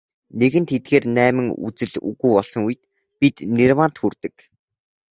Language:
Mongolian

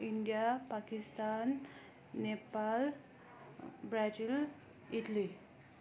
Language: Nepali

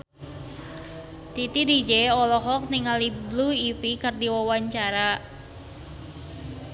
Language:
Sundanese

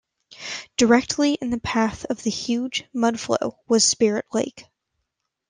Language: English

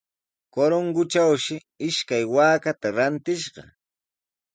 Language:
Sihuas Ancash Quechua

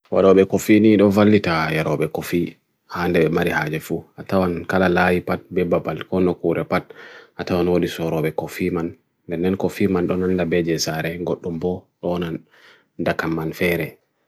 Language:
Bagirmi Fulfulde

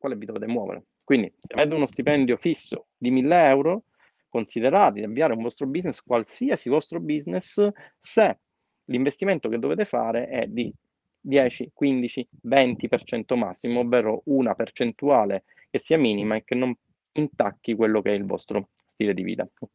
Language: Italian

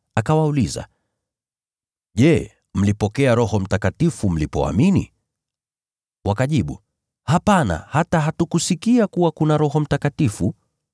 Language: Swahili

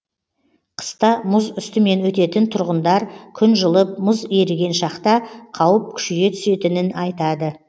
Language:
Kazakh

